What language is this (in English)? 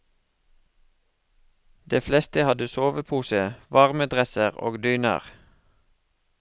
Norwegian